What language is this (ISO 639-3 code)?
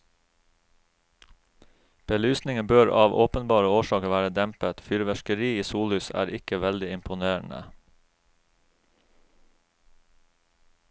nor